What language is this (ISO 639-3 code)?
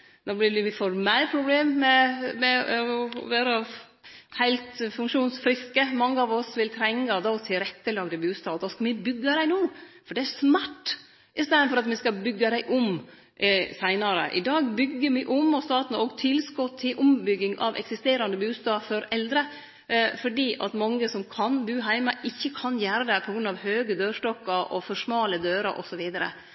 nno